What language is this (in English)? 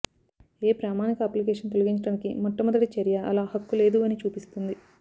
Telugu